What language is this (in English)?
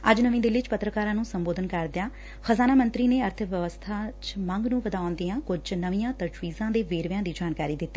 Punjabi